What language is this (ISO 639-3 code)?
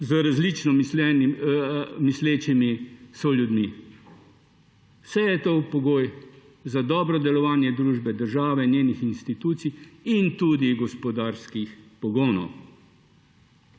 slv